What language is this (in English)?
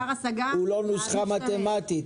Hebrew